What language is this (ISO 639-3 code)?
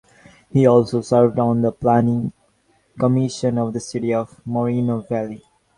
eng